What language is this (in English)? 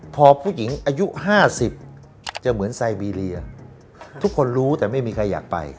Thai